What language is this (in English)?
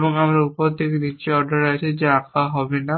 Bangla